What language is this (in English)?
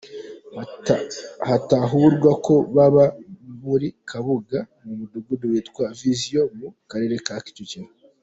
Kinyarwanda